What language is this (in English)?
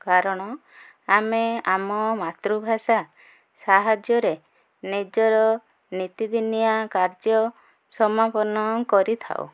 Odia